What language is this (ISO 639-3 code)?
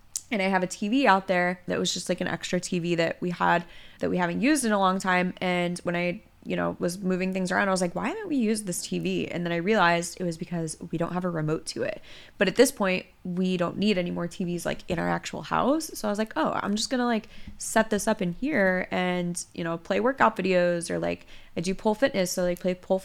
eng